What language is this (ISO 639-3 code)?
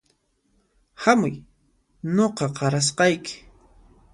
qxp